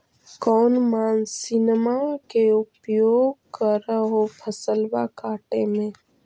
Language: Magahi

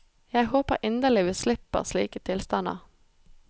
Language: Norwegian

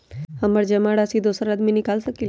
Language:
Magahi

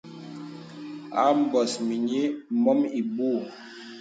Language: Bebele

